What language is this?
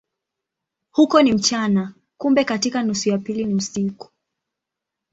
Swahili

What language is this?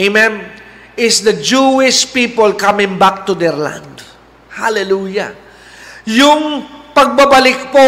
Filipino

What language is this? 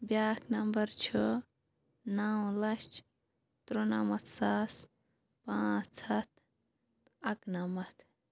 Kashmiri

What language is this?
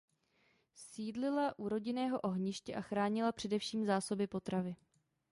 Czech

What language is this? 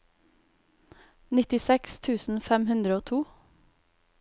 Norwegian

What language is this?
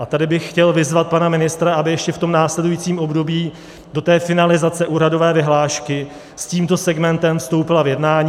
Czech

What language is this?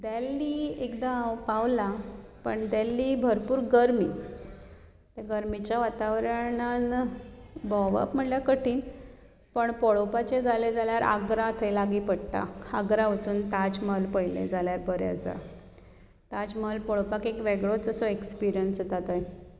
Konkani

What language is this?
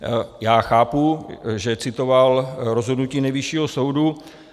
Czech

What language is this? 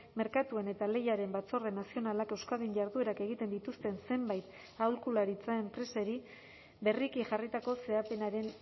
Basque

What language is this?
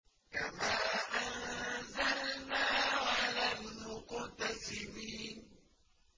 Arabic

